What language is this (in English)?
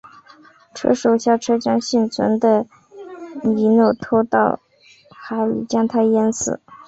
Chinese